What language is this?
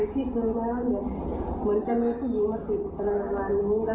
Thai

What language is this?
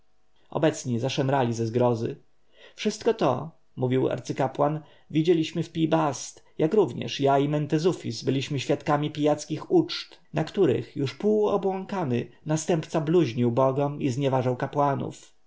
Polish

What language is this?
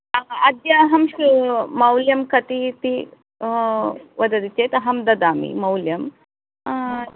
Sanskrit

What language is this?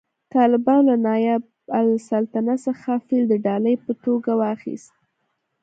Pashto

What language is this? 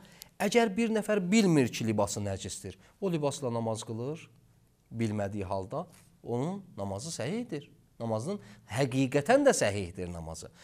Turkish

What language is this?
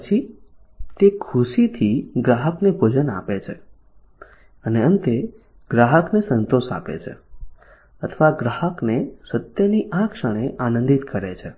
Gujarati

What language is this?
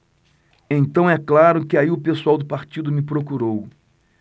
Portuguese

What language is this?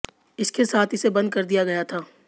Hindi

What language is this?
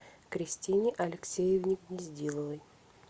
Russian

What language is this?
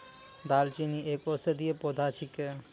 Maithili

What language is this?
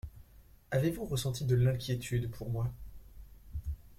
French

